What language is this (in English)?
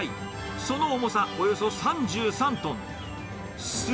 Japanese